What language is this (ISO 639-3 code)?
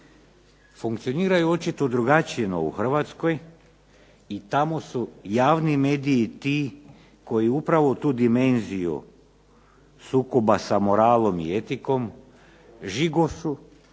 hrv